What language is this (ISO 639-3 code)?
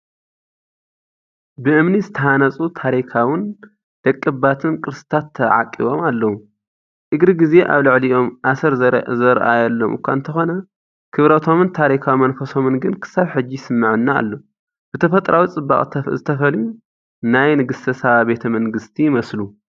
tir